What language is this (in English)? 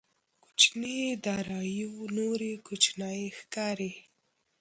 Pashto